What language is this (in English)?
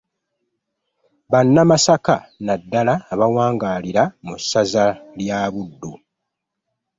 Ganda